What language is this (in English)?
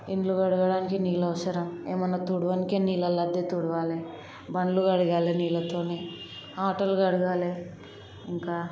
Telugu